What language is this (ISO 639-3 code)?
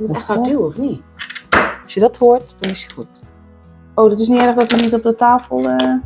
nld